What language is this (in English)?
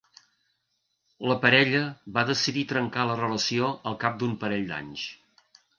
Catalan